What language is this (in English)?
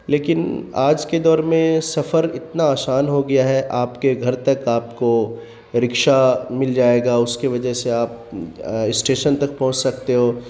Urdu